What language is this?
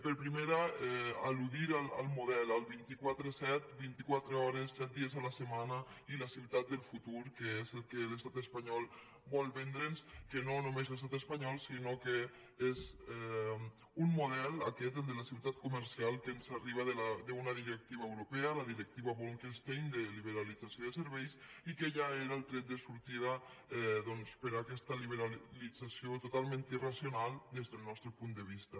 Catalan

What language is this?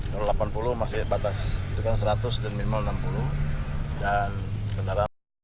Indonesian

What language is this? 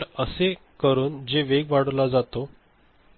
Marathi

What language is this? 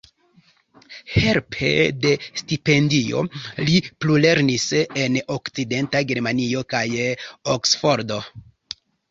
Esperanto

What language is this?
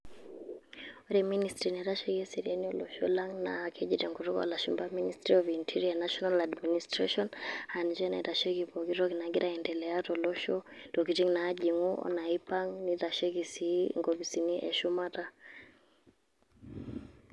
Masai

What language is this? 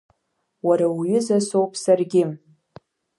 Abkhazian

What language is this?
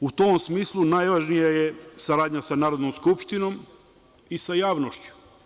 Serbian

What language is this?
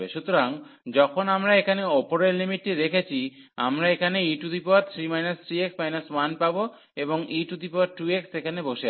Bangla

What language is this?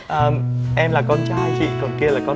Vietnamese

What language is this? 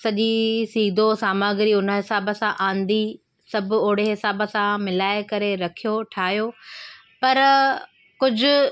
Sindhi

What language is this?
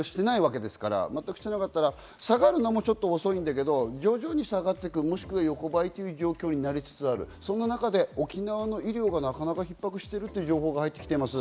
Japanese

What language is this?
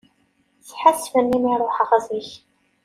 Kabyle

